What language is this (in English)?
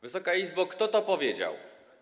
Polish